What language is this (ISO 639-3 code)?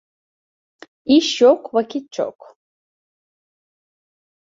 tur